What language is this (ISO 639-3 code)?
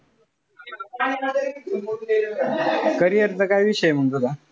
mar